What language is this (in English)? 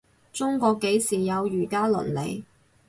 Cantonese